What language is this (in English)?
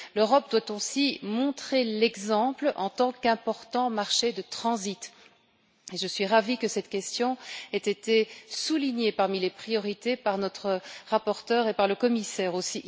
French